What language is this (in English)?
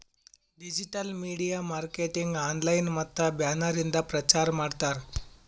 Kannada